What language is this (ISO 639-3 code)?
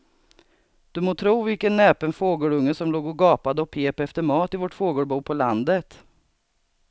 swe